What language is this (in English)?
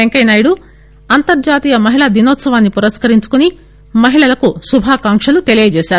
Telugu